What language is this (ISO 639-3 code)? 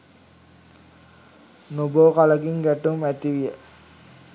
sin